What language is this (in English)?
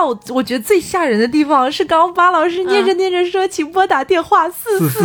Chinese